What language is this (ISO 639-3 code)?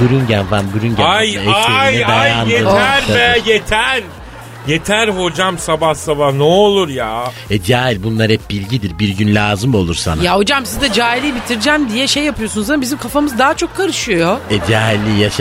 tur